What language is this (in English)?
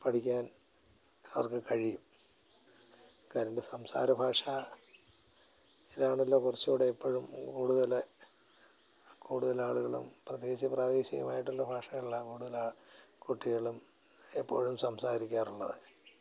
Malayalam